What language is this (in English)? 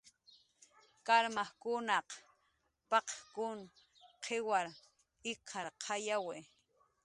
Jaqaru